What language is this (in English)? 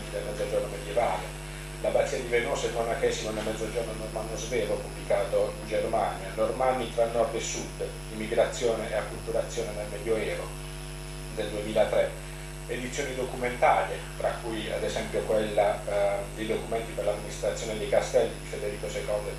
Italian